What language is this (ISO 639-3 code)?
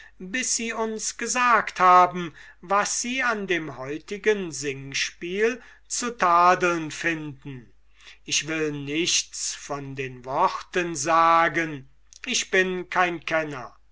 deu